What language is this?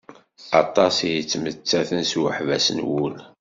Kabyle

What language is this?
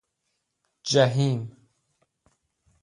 Persian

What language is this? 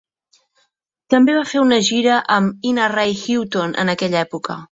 Catalan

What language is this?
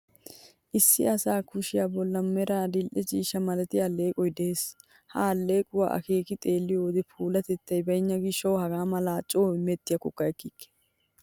Wolaytta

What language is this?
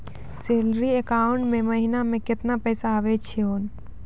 Maithili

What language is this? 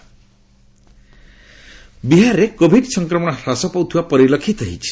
Odia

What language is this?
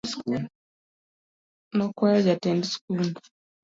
Luo (Kenya and Tanzania)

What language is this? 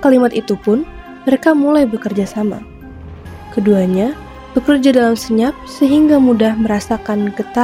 Indonesian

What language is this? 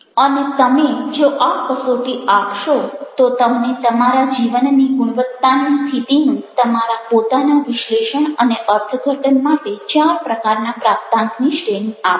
Gujarati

